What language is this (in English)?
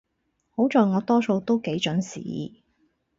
Cantonese